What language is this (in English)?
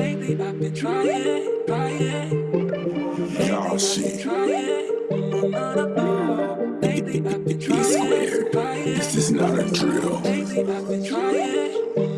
English